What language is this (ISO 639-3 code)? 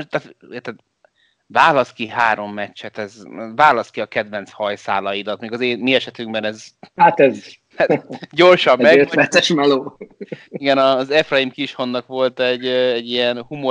hun